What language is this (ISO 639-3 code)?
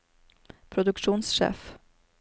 nor